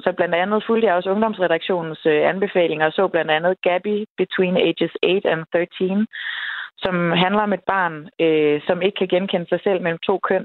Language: Danish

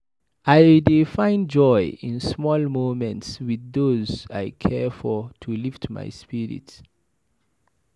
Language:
Nigerian Pidgin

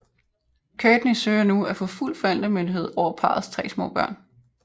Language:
Danish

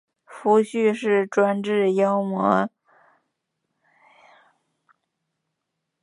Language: Chinese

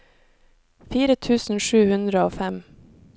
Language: Norwegian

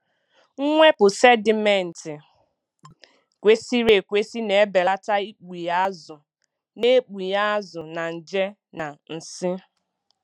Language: Igbo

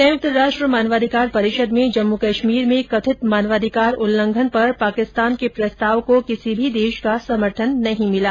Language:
Hindi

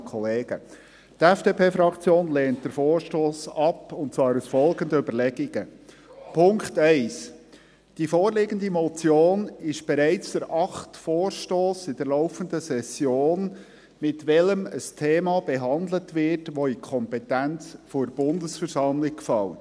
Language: Swiss German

